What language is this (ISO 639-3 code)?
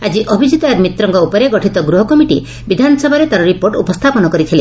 ori